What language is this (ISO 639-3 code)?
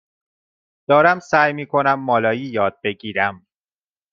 fas